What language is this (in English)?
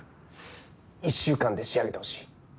Japanese